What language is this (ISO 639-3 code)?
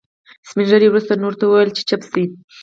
pus